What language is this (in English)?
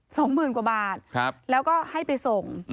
Thai